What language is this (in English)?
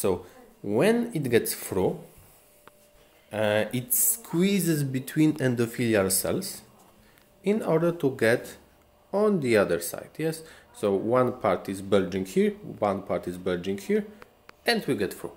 Romanian